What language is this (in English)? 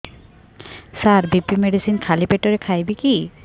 Odia